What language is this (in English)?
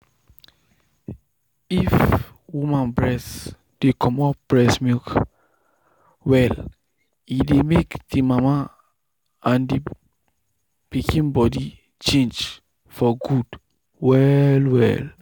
Nigerian Pidgin